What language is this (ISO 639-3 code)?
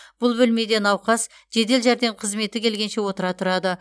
kaz